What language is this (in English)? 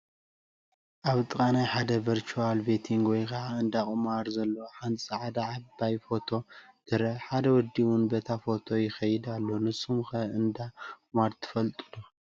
Tigrinya